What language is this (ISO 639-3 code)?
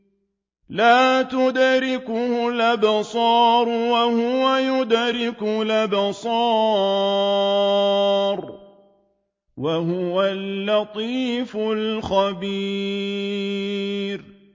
ara